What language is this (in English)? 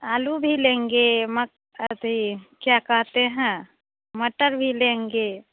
Hindi